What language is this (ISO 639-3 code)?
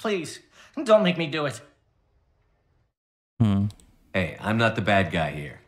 pol